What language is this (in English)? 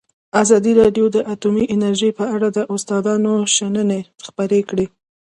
Pashto